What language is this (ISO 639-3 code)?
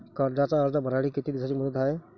mar